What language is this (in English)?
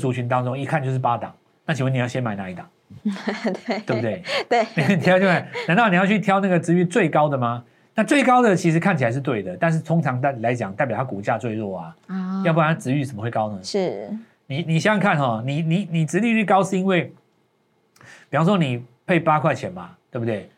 Chinese